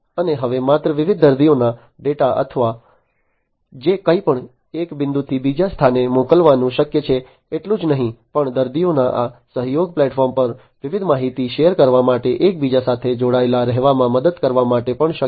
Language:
Gujarati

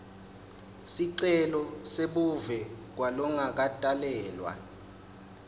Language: Swati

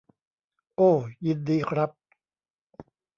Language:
Thai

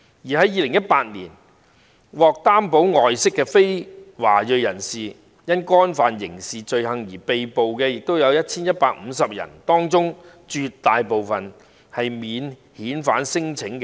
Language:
Cantonese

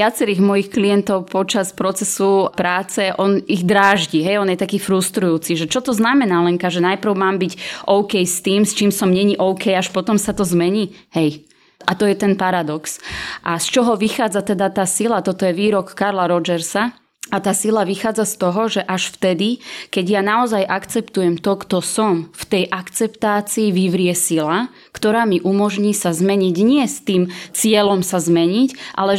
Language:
Slovak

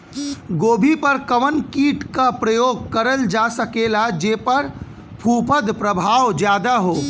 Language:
Bhojpuri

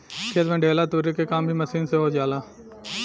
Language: Bhojpuri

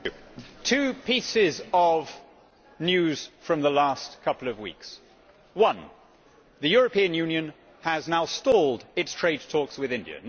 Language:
English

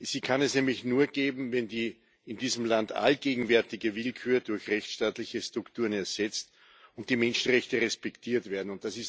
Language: German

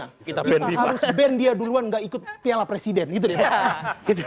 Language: Indonesian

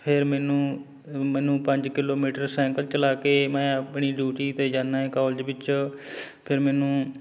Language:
Punjabi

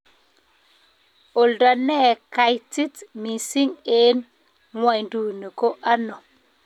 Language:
Kalenjin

